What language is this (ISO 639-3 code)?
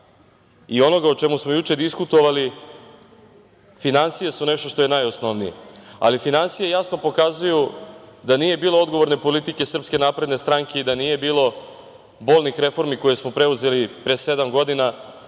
srp